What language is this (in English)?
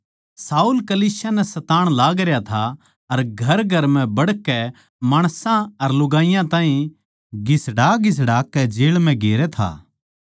Haryanvi